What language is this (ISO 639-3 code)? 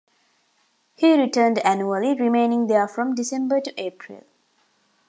eng